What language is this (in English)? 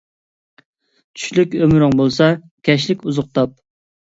Uyghur